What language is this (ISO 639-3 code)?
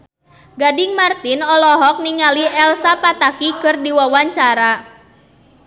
sun